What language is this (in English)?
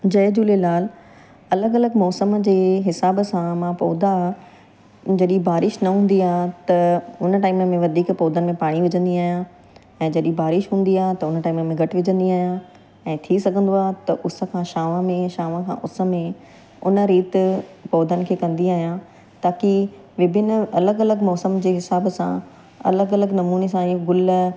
Sindhi